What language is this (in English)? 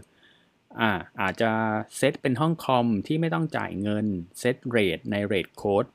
Thai